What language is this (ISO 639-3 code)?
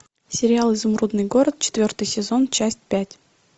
rus